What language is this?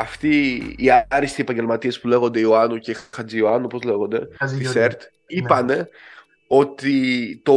Greek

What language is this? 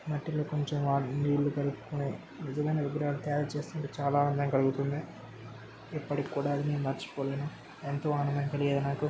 Telugu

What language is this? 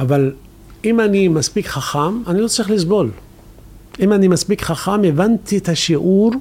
Hebrew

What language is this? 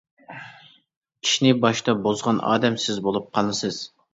Uyghur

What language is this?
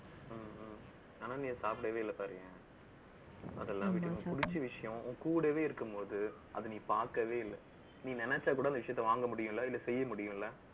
Tamil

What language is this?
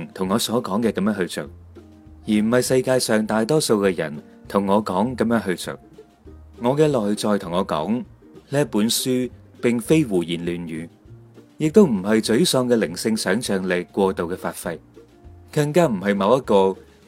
Chinese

